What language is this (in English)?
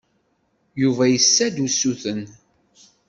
Kabyle